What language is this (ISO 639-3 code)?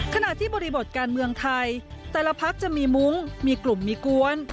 tha